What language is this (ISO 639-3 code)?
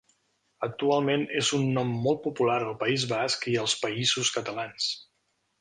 cat